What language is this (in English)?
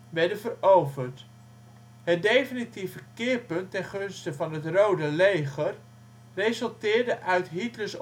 Dutch